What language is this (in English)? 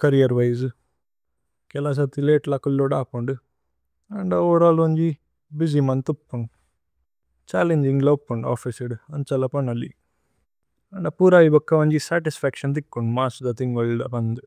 Tulu